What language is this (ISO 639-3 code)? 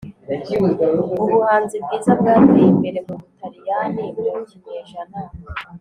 kin